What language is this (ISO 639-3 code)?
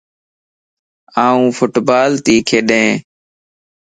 lss